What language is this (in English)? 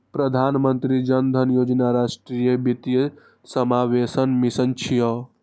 Maithili